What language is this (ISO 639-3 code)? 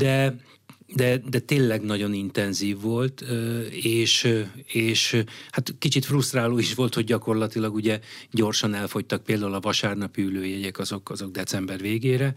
hun